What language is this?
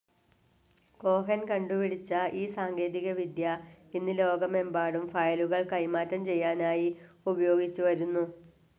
Malayalam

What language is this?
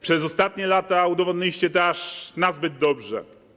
Polish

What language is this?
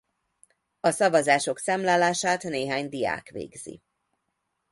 Hungarian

